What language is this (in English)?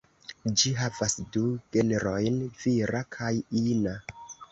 Esperanto